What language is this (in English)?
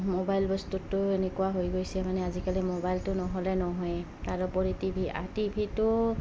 Assamese